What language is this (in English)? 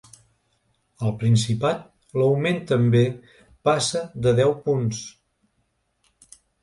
Catalan